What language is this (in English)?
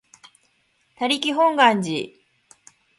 Japanese